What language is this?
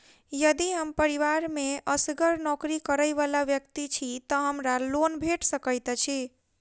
Maithili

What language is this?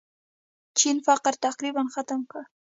Pashto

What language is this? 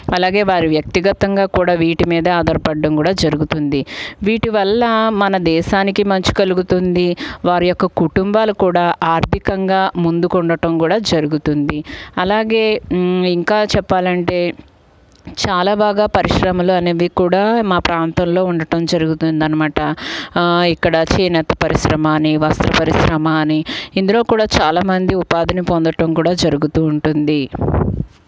Telugu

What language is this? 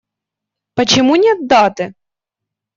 Russian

